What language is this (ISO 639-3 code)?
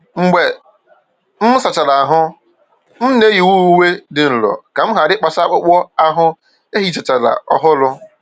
ibo